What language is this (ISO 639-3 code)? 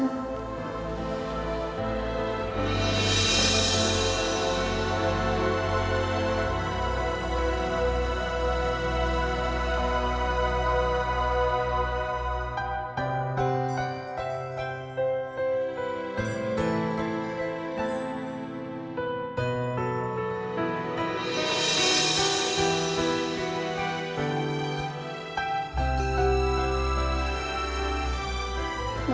ind